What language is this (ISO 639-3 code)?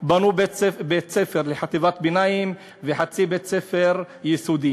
heb